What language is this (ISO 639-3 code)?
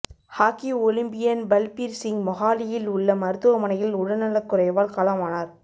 tam